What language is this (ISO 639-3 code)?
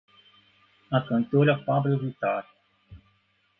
por